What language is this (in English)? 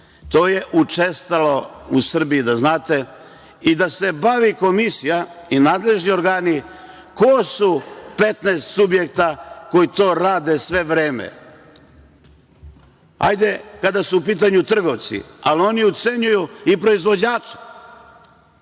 Serbian